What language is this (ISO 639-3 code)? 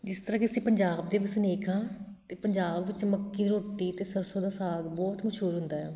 pan